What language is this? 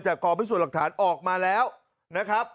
Thai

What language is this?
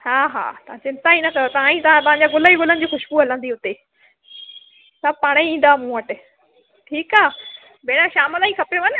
Sindhi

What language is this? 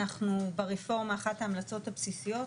Hebrew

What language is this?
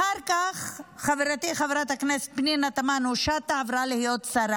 Hebrew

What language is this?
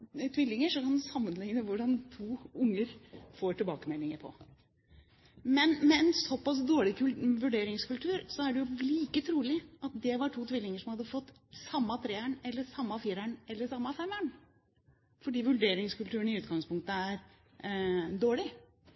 Norwegian Bokmål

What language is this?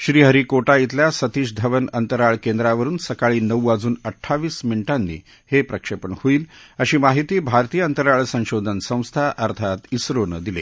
Marathi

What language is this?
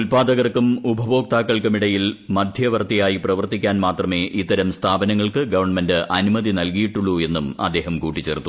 Malayalam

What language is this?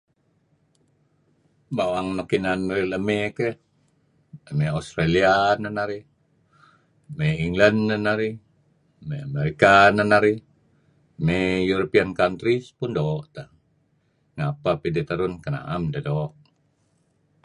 Kelabit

